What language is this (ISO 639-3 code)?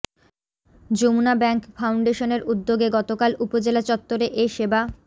ben